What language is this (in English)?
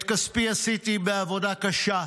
Hebrew